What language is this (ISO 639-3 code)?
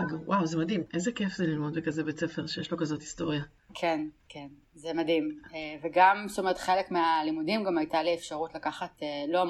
heb